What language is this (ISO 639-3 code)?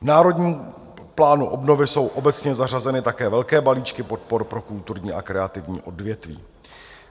ces